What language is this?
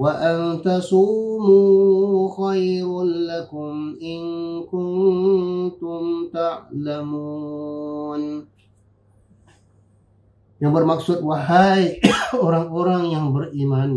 Malay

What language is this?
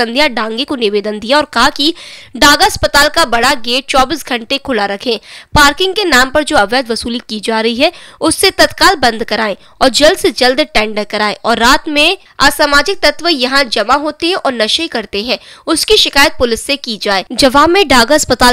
Hindi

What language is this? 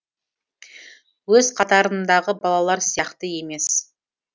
Kazakh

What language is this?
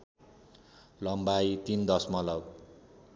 Nepali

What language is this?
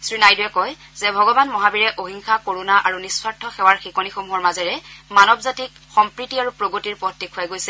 Assamese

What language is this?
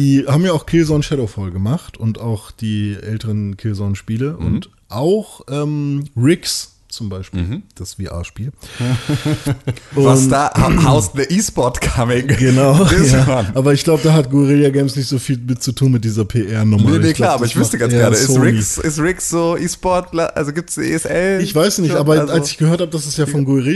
German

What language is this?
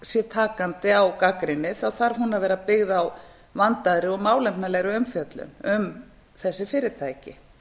Icelandic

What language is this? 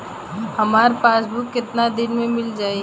Bhojpuri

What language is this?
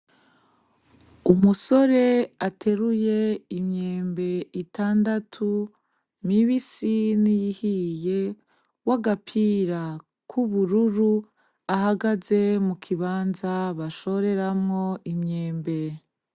Rundi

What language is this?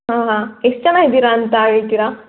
Kannada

